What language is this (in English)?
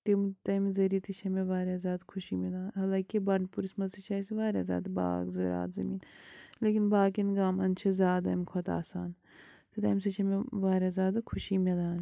Kashmiri